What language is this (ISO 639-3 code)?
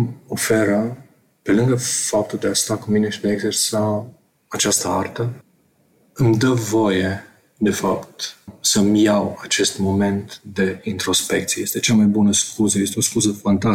ron